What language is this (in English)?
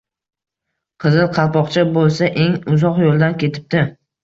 Uzbek